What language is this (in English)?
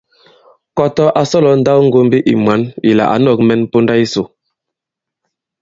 Bankon